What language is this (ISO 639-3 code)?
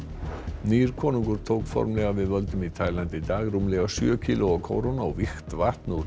isl